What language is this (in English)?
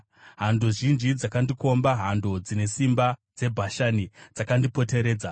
Shona